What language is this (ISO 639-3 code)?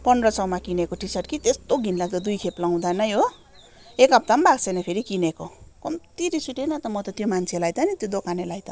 nep